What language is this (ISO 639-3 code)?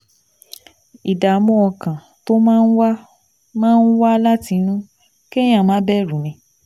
yor